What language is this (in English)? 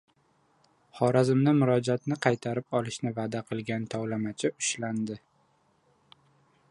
Uzbek